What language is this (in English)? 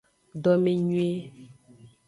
Aja (Benin)